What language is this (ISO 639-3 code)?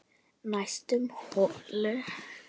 isl